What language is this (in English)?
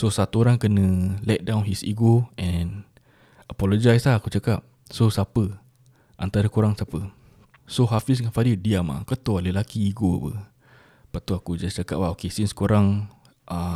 Malay